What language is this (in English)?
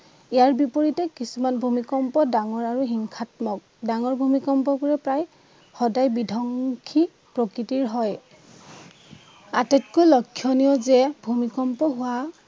Assamese